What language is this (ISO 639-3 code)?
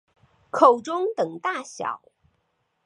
zho